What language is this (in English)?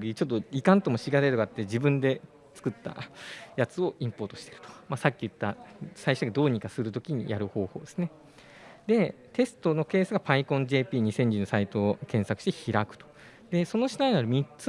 Japanese